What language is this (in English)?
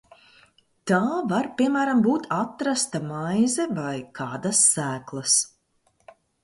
Latvian